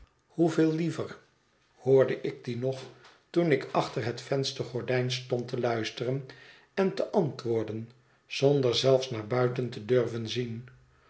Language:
Dutch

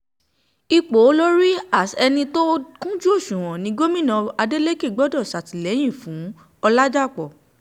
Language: Yoruba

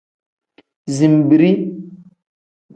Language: Tem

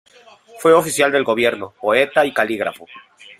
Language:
Spanish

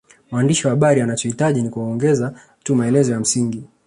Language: Swahili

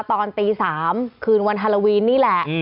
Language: Thai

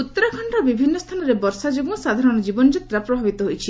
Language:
Odia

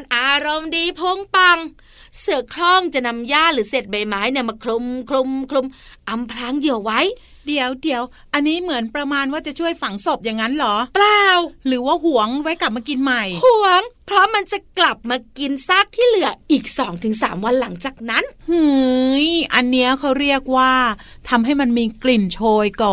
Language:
Thai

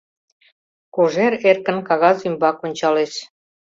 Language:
Mari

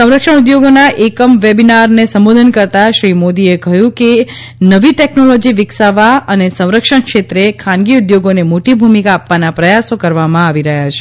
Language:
Gujarati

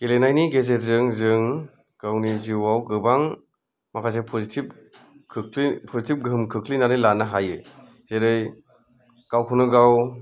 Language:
Bodo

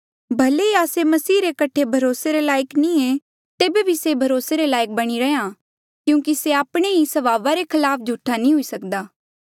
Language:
Mandeali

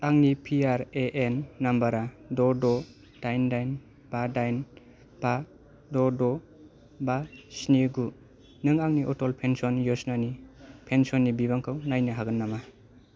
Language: Bodo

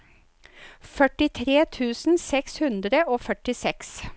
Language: Norwegian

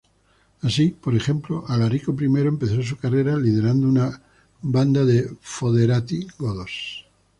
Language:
Spanish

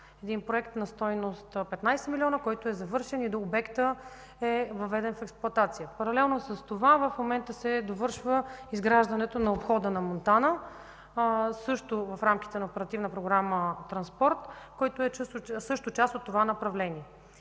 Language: Bulgarian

